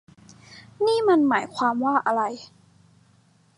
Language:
Thai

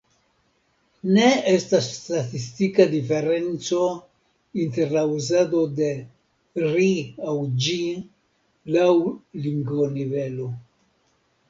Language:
Esperanto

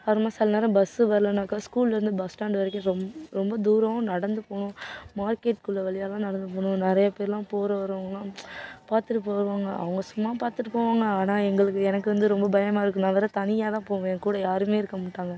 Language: Tamil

